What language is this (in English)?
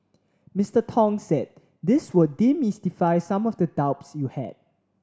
English